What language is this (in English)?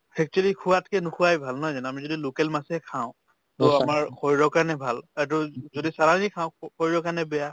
Assamese